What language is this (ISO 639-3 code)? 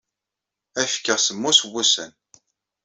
kab